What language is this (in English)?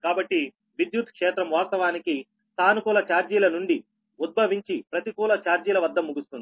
Telugu